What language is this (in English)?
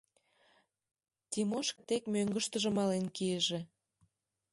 Mari